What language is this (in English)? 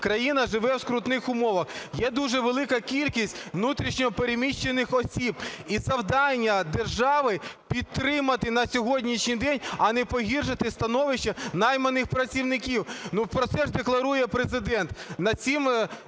Ukrainian